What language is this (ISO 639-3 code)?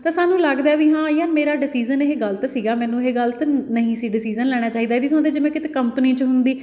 pan